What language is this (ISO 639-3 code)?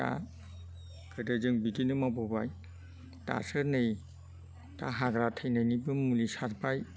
brx